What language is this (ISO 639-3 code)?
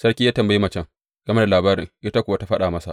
hau